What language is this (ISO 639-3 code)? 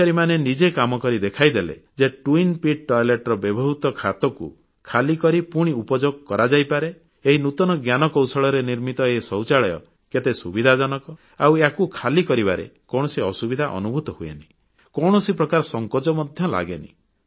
ori